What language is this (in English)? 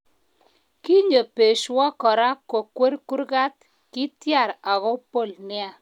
Kalenjin